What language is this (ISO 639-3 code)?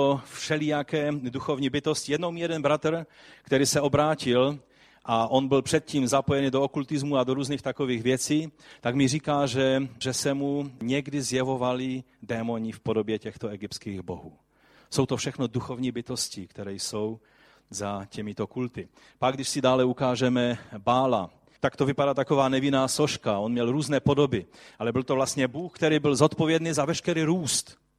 ces